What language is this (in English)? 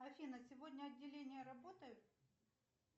Russian